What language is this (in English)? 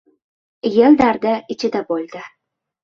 Uzbek